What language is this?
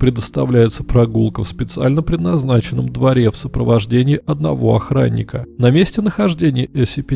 Russian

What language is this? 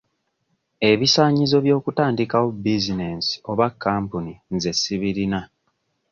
Ganda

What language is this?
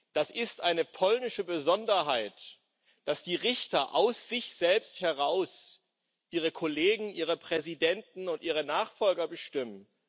German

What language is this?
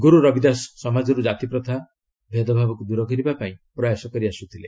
Odia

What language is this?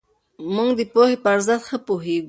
Pashto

